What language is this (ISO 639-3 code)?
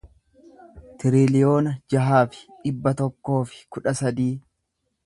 orm